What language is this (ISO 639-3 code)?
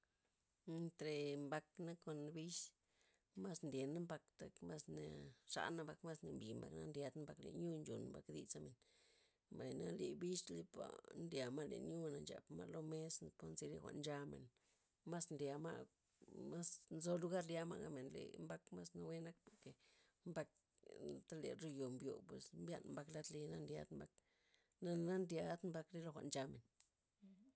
ztp